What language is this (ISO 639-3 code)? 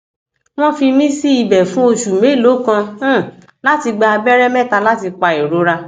yor